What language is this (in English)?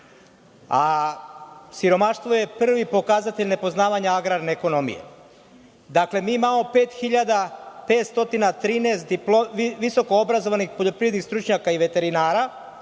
Serbian